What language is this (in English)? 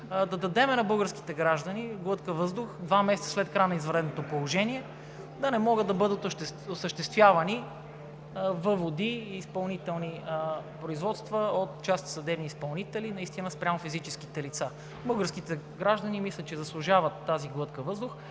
Bulgarian